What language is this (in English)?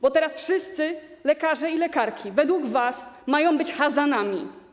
Polish